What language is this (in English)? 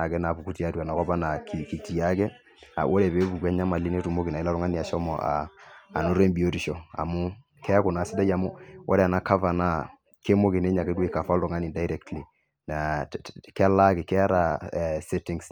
Masai